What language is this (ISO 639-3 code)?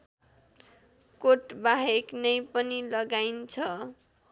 nep